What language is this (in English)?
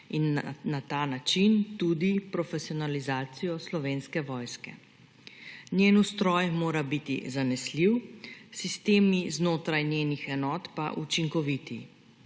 Slovenian